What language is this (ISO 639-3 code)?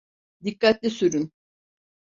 tur